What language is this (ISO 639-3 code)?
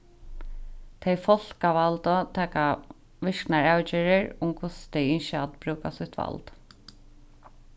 fao